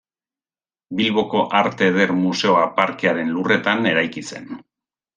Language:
Basque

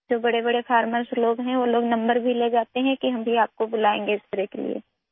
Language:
Urdu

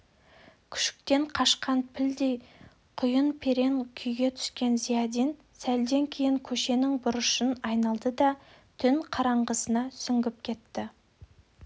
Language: Kazakh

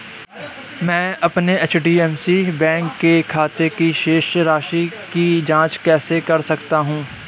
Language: Hindi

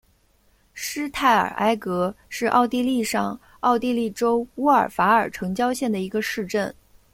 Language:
Chinese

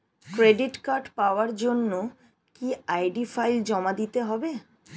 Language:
Bangla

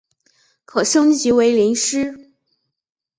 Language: Chinese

